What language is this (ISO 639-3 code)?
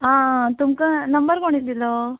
kok